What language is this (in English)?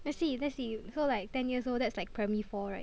English